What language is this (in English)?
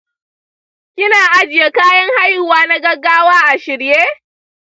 Hausa